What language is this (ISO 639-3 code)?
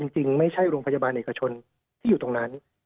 tha